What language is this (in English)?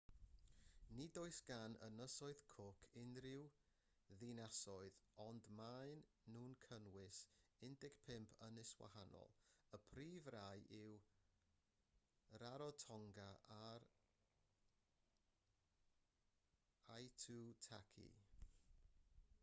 Welsh